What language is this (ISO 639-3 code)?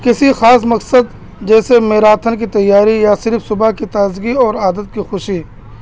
urd